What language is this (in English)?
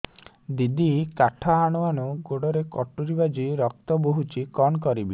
Odia